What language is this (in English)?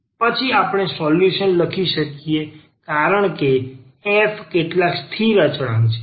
Gujarati